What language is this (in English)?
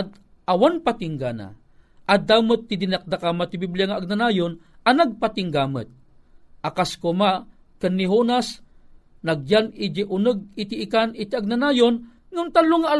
Filipino